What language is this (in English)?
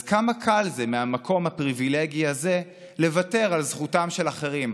Hebrew